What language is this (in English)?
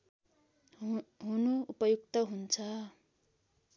Nepali